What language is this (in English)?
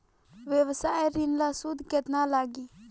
Bhojpuri